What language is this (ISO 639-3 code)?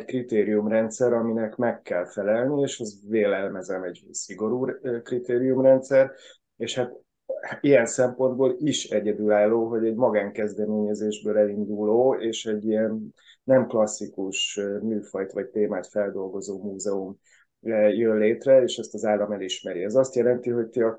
hun